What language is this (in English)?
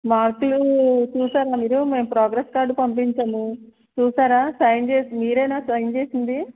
Telugu